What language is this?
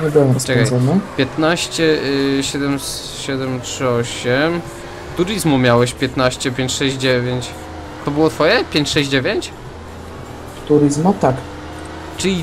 Polish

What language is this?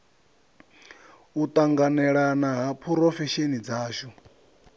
Venda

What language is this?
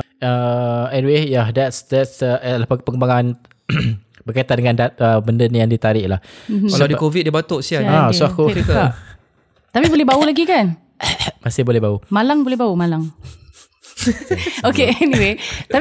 Malay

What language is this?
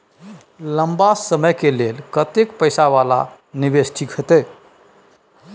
Maithili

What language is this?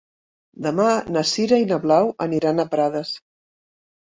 Catalan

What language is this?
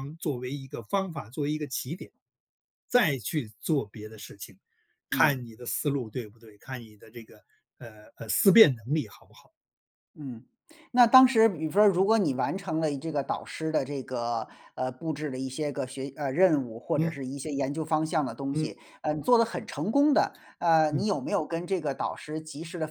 Chinese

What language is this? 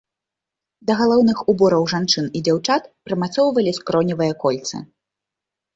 Belarusian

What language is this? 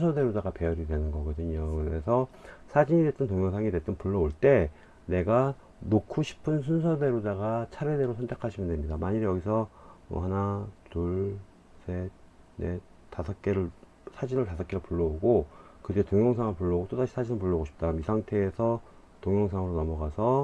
Korean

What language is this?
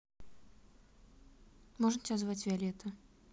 Russian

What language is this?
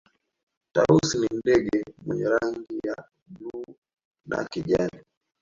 Swahili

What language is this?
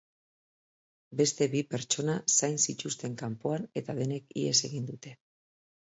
Basque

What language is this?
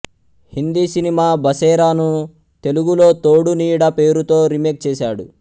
Telugu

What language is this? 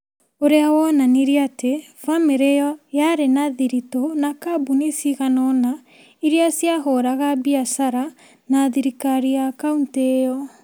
Kikuyu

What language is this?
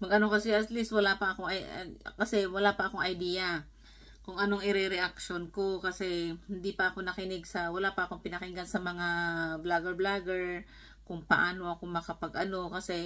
Filipino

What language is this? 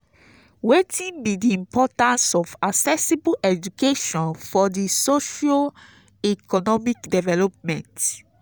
Nigerian Pidgin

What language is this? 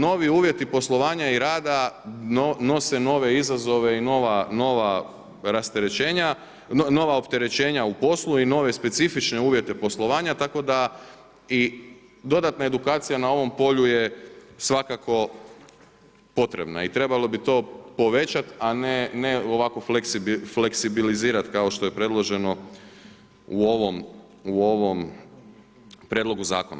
Croatian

